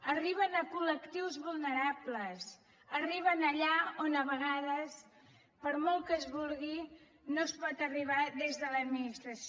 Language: Catalan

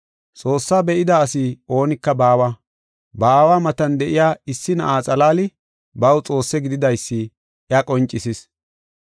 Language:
Gofa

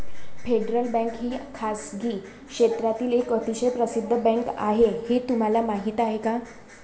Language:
Marathi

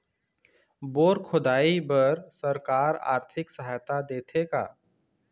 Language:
Chhattisgarhi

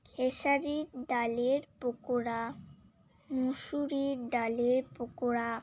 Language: Bangla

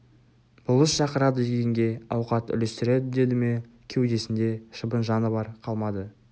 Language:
Kazakh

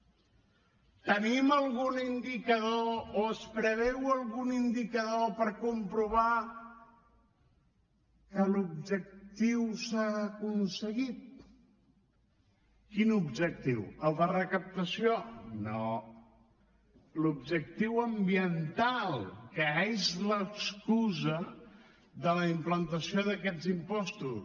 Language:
Catalan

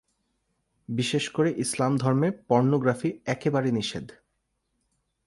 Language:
Bangla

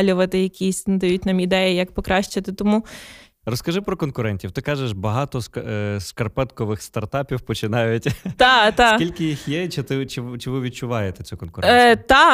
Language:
Ukrainian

